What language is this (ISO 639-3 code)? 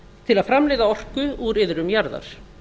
isl